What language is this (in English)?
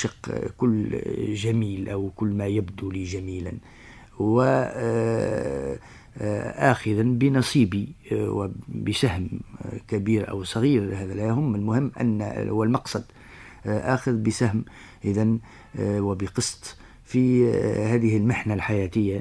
Arabic